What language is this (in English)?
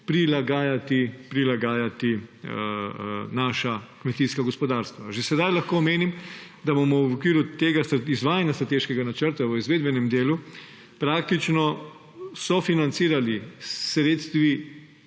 Slovenian